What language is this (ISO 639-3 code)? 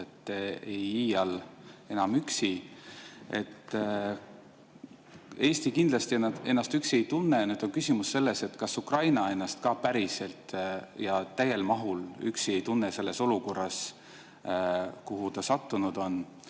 est